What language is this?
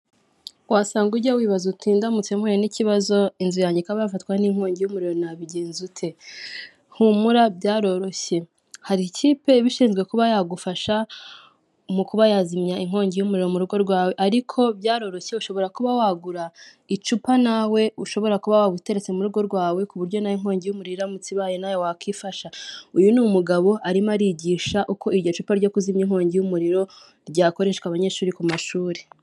Kinyarwanda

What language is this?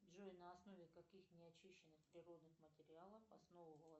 Russian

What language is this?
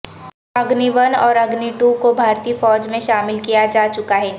Urdu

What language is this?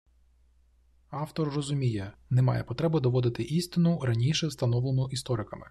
Ukrainian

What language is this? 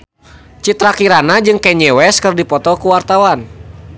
Sundanese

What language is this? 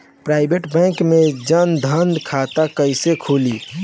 Bhojpuri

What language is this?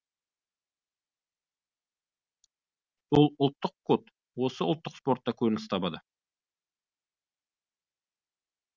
Kazakh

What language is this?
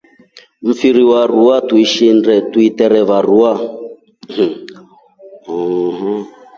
Rombo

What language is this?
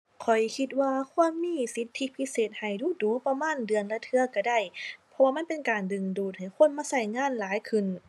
Thai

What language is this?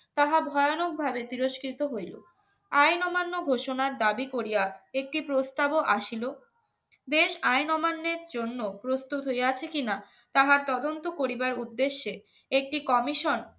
Bangla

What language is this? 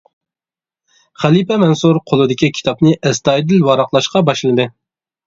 Uyghur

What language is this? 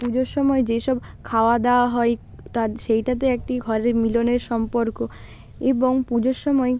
Bangla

